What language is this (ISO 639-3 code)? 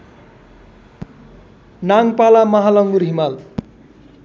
nep